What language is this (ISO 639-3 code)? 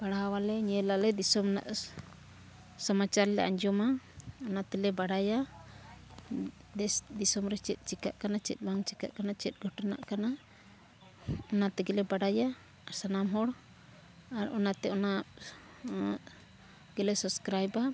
sat